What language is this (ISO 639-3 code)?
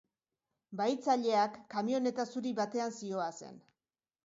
eus